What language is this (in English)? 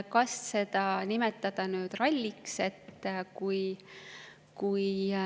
Estonian